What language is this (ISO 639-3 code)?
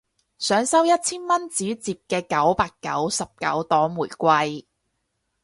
yue